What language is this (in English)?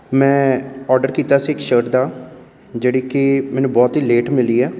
Punjabi